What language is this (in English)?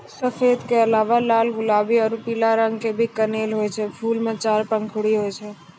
Maithili